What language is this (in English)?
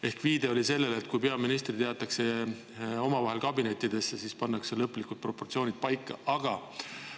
Estonian